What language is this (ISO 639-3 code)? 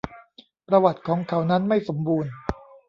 tha